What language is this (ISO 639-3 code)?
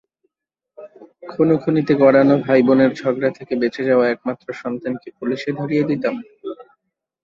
ben